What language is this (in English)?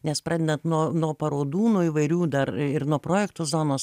Lithuanian